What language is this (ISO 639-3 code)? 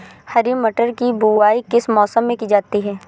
hin